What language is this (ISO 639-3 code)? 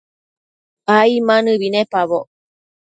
mcf